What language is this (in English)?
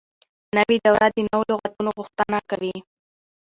Pashto